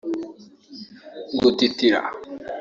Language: Kinyarwanda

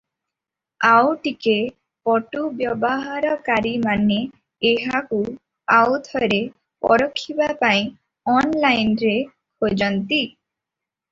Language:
Odia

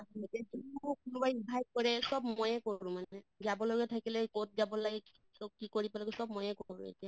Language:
Assamese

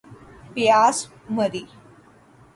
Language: Urdu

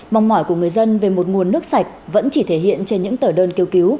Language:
Vietnamese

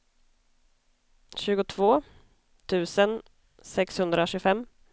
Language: Swedish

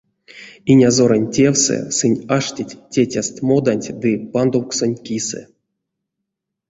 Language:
Erzya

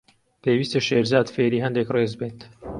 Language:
Central Kurdish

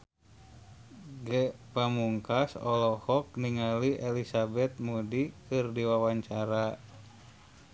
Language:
Sundanese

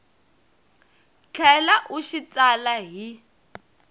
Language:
Tsonga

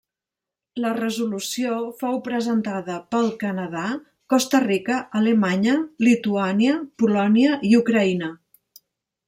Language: Catalan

